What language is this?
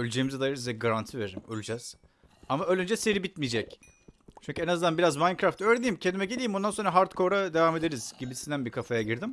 Turkish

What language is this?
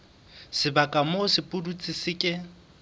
Southern Sotho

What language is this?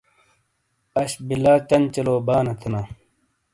Shina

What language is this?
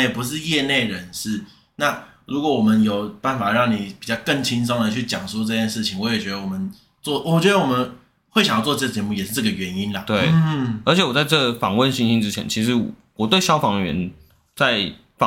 Chinese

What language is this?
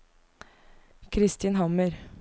Norwegian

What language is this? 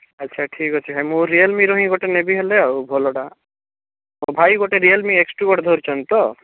Odia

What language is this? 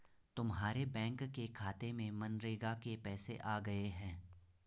Hindi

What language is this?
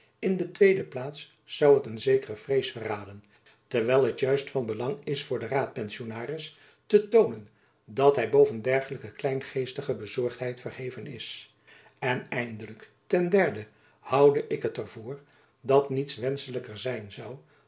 Dutch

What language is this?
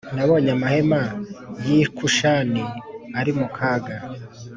Kinyarwanda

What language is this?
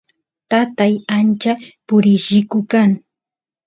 Santiago del Estero Quichua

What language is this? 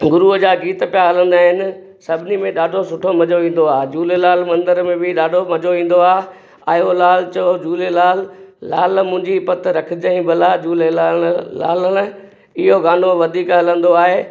Sindhi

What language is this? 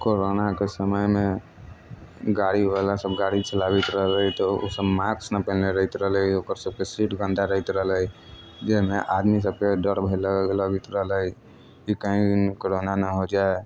Maithili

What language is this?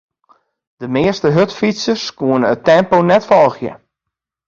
Western Frisian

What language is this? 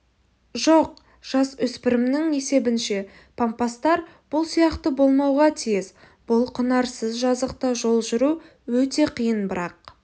Kazakh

